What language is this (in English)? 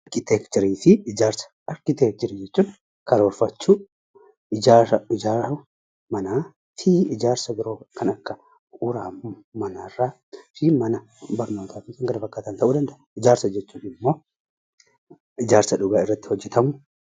Oromo